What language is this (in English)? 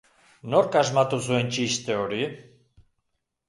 Basque